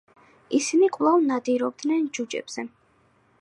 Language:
Georgian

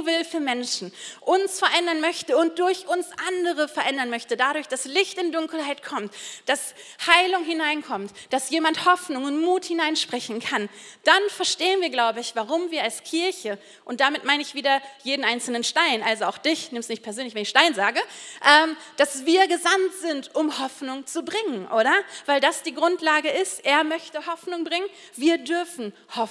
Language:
German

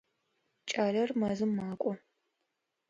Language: Adyghe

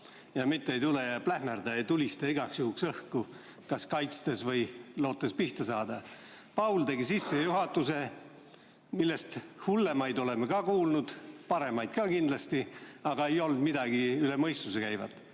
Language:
Estonian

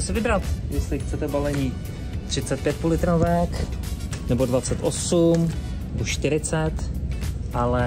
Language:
Czech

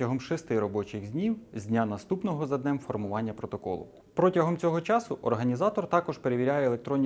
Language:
Ukrainian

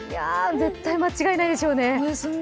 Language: Japanese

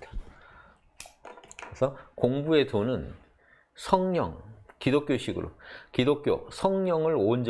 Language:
Korean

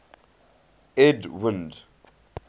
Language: English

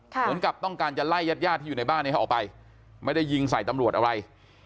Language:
Thai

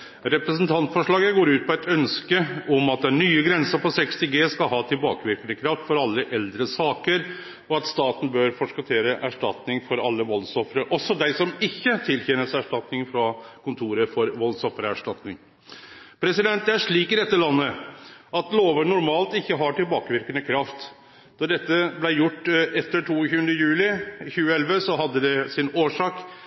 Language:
Norwegian Nynorsk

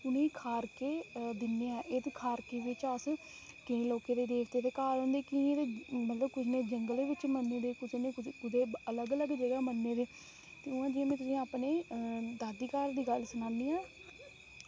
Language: Dogri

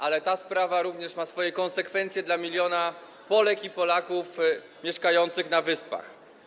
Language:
Polish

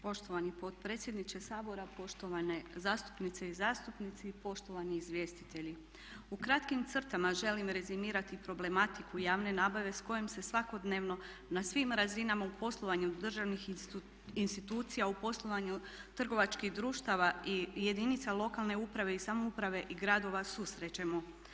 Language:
Croatian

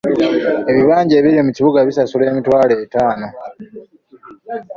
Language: Ganda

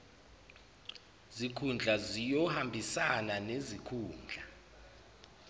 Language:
Zulu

